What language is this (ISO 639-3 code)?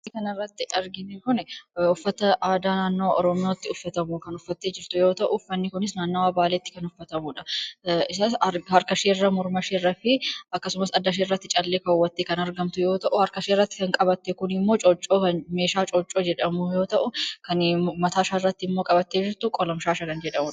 orm